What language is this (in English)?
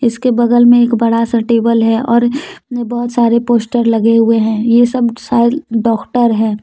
Hindi